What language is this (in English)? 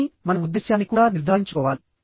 Telugu